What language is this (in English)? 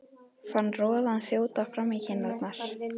Icelandic